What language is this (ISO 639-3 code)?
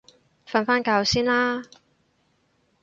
yue